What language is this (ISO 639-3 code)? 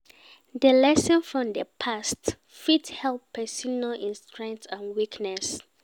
pcm